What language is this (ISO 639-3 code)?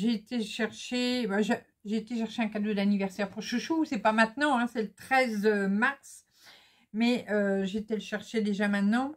fra